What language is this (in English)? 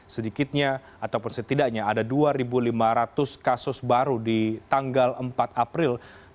Indonesian